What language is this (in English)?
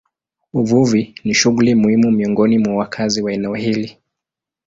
Swahili